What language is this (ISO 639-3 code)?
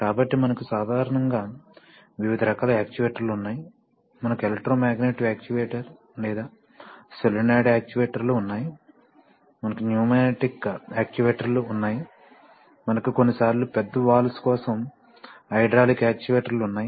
tel